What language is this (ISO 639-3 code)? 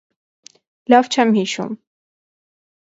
hye